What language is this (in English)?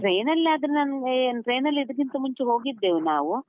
Kannada